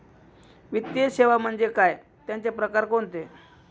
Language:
Marathi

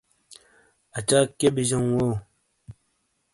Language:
Shina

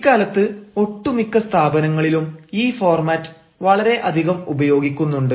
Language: Malayalam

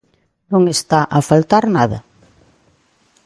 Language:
Galician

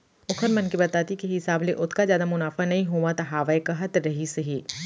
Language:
Chhattisgarhi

